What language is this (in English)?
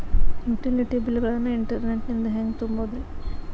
Kannada